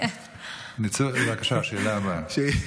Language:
Hebrew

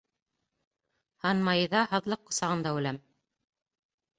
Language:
Bashkir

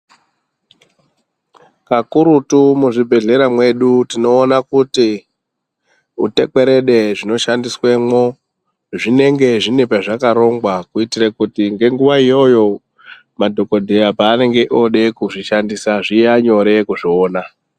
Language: Ndau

